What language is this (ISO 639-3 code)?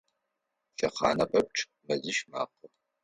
ady